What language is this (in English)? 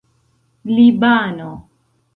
Esperanto